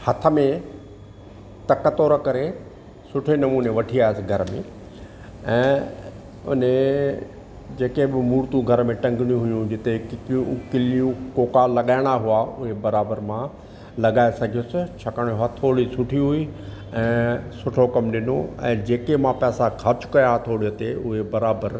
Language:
Sindhi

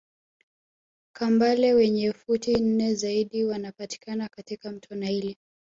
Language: Swahili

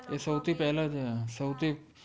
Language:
Gujarati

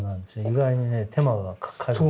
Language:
Japanese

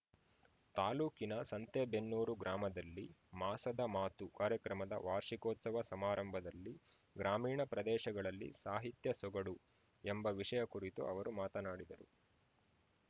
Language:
Kannada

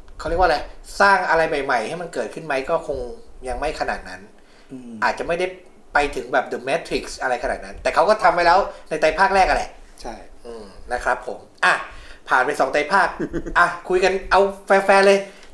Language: Thai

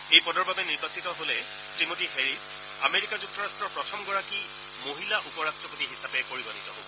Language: Assamese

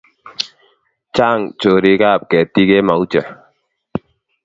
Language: Kalenjin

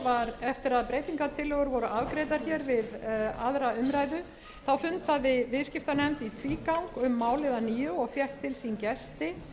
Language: Icelandic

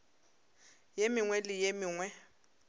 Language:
Northern Sotho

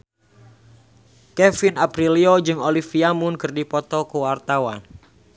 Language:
Sundanese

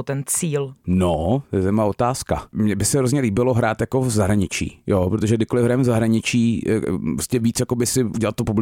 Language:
Czech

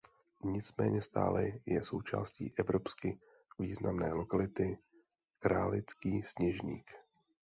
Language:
Czech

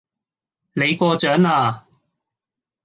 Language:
Cantonese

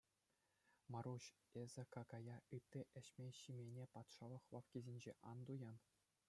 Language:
Chuvash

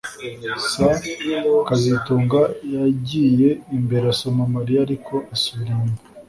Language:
Kinyarwanda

